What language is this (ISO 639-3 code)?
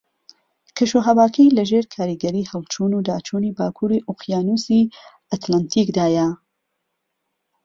ckb